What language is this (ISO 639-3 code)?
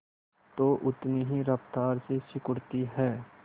hin